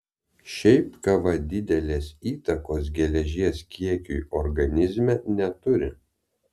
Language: Lithuanian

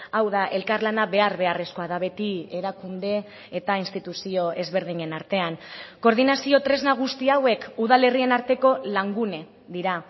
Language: Basque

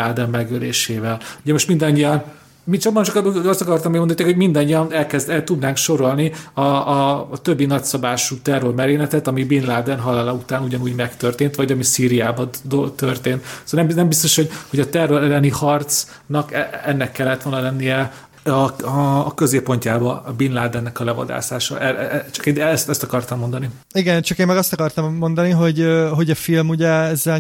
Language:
Hungarian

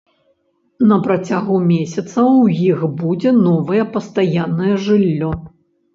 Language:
Belarusian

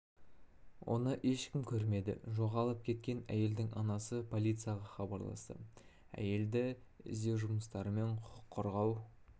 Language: Kazakh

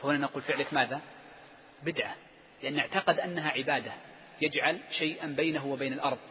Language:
Arabic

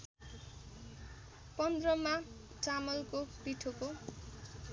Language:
Nepali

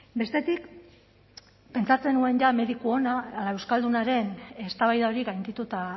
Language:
Basque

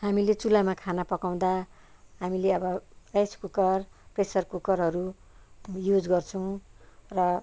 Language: Nepali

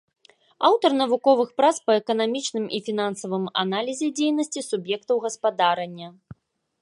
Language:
Belarusian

